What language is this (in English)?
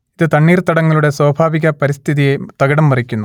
Malayalam